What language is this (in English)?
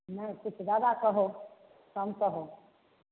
Maithili